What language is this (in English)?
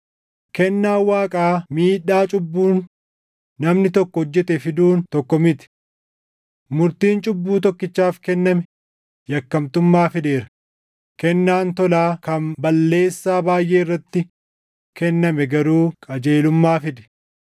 Oromo